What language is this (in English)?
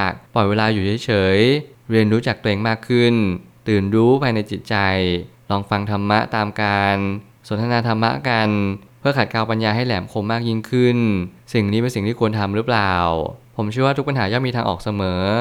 Thai